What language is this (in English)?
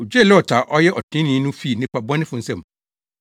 Akan